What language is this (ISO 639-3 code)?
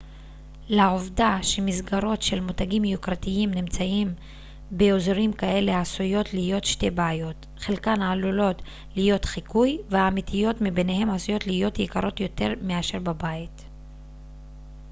heb